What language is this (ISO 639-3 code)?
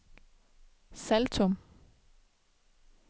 dan